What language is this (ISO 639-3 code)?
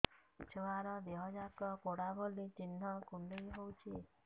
ori